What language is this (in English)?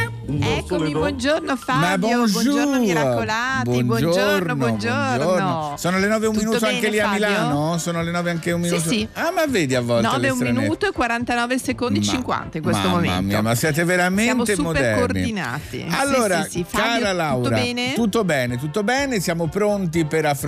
Italian